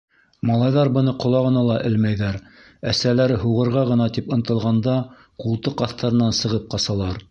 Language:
Bashkir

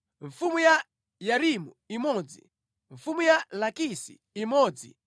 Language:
Nyanja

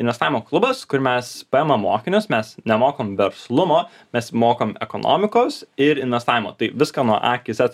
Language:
Lithuanian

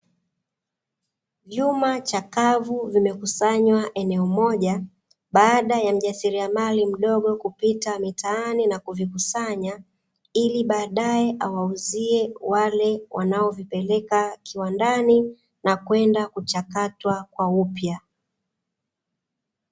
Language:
Swahili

